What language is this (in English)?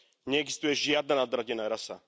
Slovak